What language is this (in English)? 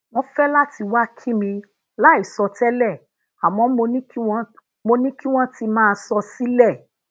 Yoruba